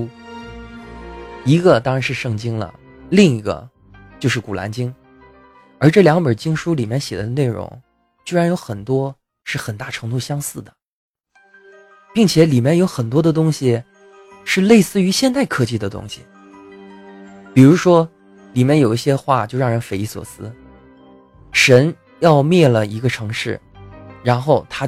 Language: Chinese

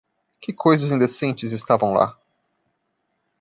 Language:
Portuguese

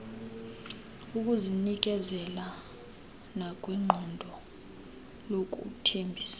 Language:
Xhosa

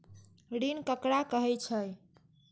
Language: Maithili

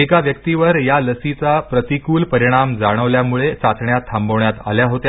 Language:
Marathi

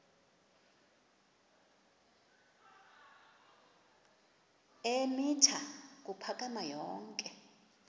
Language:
Xhosa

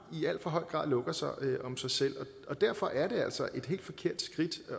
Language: Danish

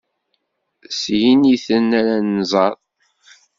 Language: Kabyle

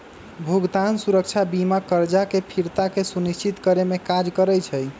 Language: Magahi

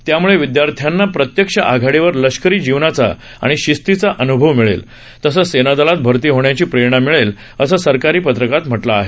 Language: Marathi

